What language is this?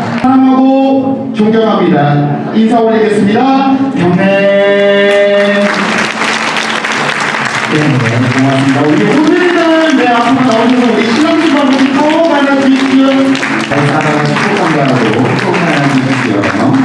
Korean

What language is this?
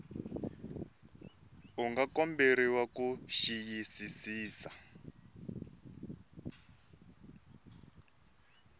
Tsonga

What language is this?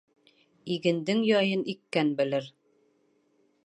Bashkir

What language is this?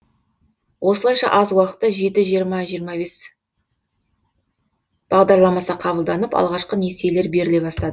Kazakh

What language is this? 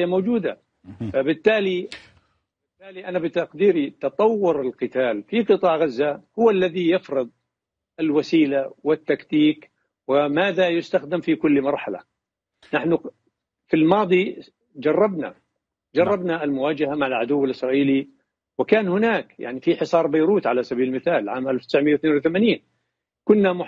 Arabic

